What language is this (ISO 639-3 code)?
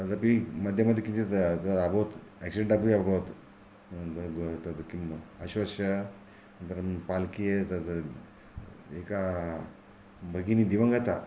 san